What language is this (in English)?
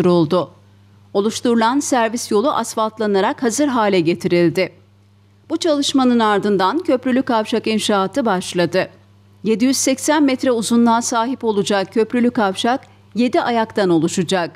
Turkish